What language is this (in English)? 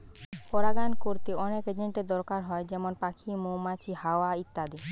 Bangla